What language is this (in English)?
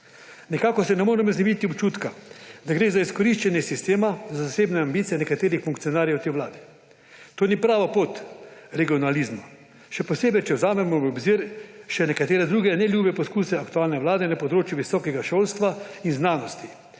Slovenian